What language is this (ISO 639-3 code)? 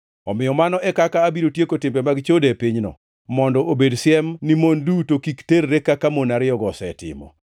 luo